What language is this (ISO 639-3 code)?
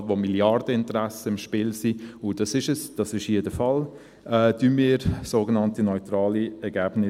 gsw